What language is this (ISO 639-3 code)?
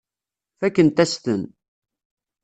kab